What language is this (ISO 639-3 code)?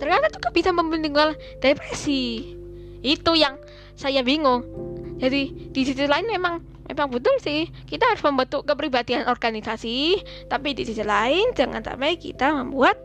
ind